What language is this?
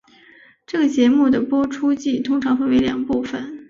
Chinese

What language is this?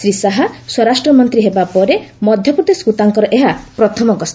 Odia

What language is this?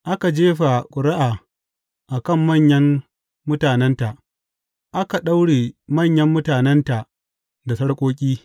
Hausa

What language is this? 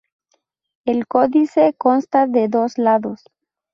Spanish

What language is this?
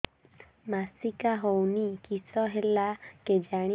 Odia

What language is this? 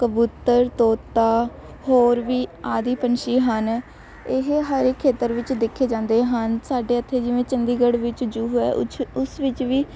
Punjabi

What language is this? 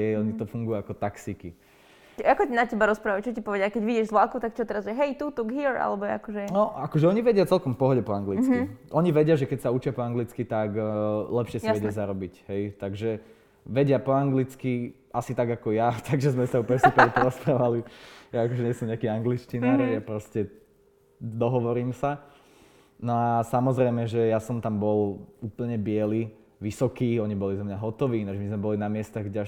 Slovak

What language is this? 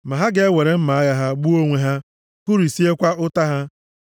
Igbo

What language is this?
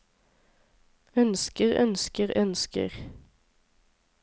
Norwegian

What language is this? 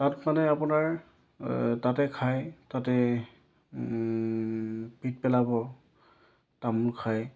Assamese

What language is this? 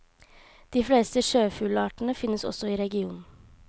Norwegian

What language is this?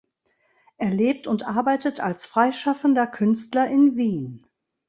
German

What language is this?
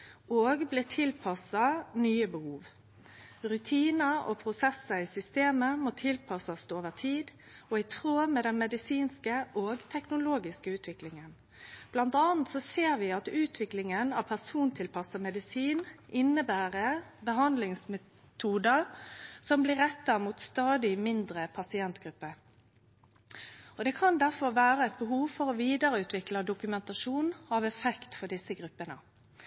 Norwegian Nynorsk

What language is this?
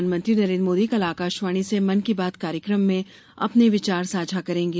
Hindi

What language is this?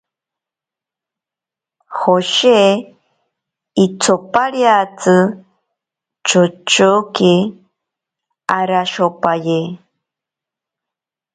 Ashéninka Perené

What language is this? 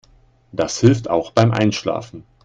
German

